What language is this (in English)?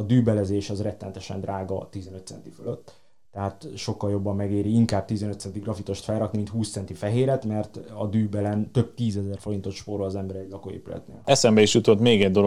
Hungarian